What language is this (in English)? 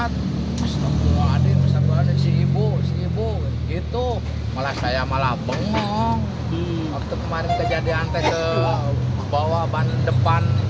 Indonesian